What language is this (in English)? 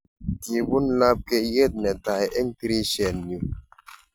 Kalenjin